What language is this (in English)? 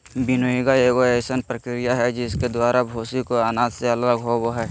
Magahi